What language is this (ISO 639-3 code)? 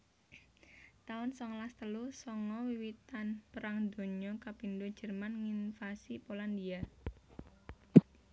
jav